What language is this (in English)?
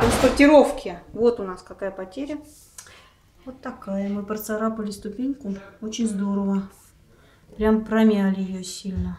Russian